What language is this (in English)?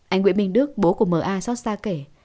Vietnamese